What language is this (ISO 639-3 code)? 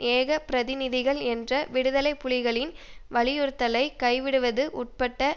tam